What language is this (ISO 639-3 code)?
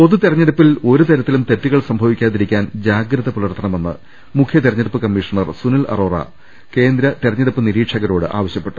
mal